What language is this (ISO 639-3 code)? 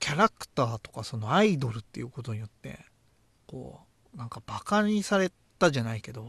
jpn